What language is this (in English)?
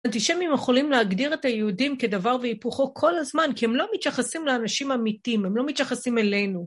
Hebrew